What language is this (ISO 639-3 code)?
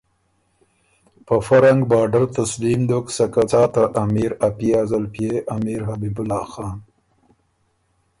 oru